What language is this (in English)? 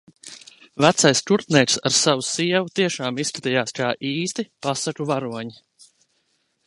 Latvian